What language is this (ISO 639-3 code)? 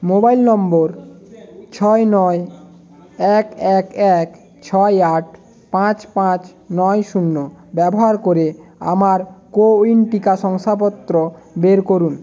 ben